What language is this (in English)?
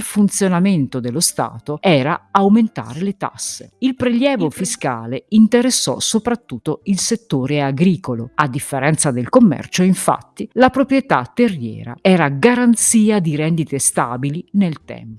Italian